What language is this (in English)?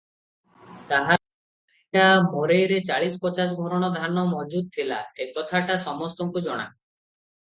Odia